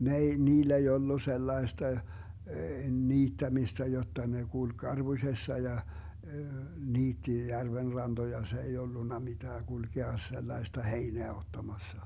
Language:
Finnish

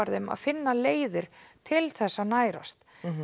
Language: Icelandic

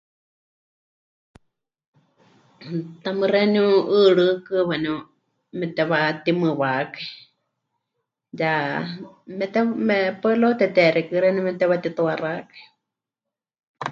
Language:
Huichol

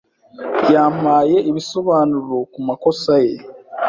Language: Kinyarwanda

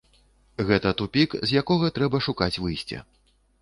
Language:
Belarusian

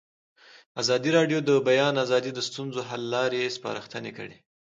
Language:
Pashto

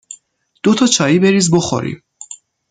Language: Persian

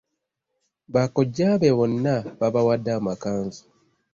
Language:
Ganda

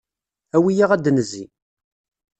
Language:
Kabyle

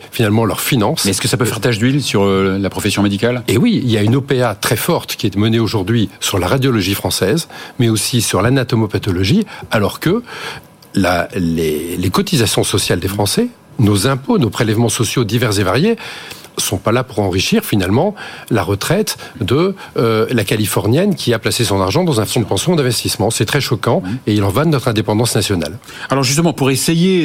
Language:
French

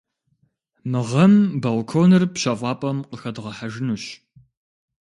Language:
Kabardian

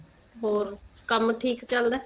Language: Punjabi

